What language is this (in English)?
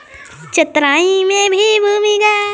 Magahi